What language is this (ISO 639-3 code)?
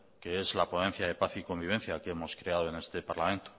spa